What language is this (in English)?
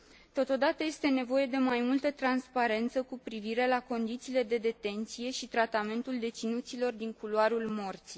Romanian